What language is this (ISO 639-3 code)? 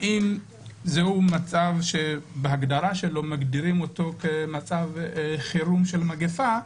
heb